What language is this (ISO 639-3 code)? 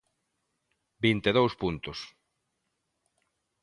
glg